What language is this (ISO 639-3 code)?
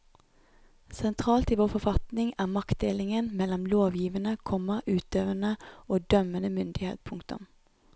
nor